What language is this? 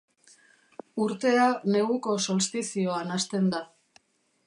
Basque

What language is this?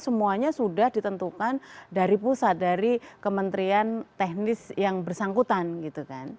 Indonesian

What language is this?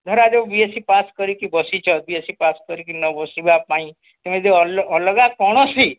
Odia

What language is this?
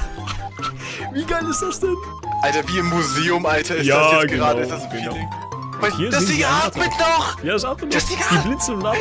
German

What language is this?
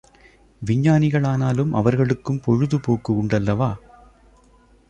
Tamil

